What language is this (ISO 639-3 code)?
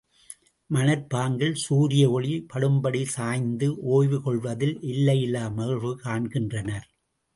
tam